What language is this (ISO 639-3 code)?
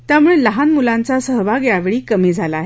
mar